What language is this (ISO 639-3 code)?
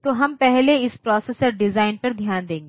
hin